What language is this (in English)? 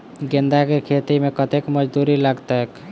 Maithili